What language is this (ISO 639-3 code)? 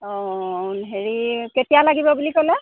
asm